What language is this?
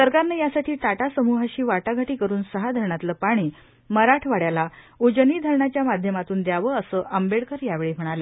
Marathi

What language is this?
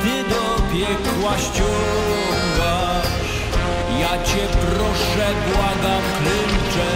Polish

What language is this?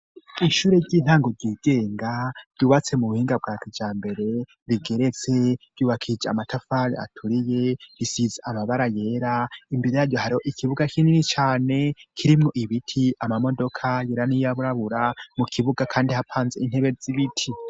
Rundi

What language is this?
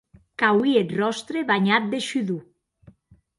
Occitan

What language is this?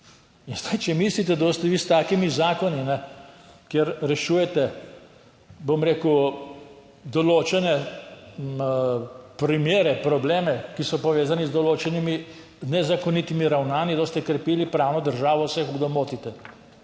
Slovenian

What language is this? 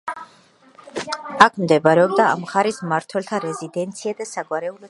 Georgian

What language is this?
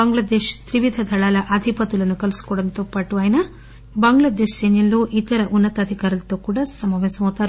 Telugu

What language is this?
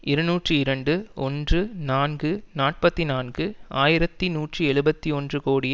Tamil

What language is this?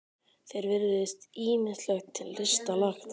Icelandic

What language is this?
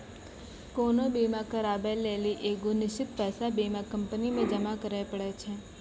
Maithili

